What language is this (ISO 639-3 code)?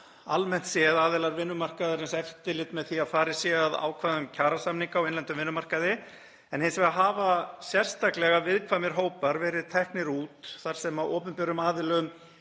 isl